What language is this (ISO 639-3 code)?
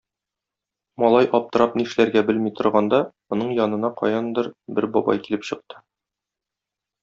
tat